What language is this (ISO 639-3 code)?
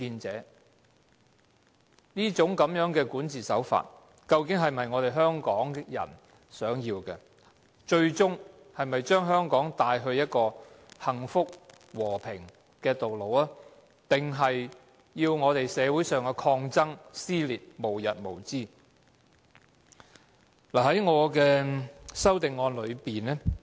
yue